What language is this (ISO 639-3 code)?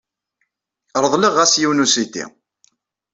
kab